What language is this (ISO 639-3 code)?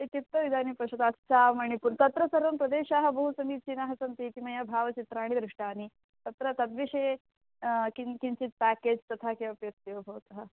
san